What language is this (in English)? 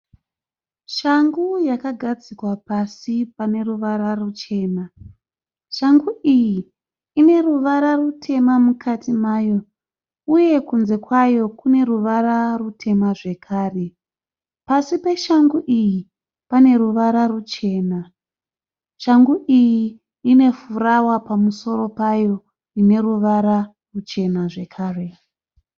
Shona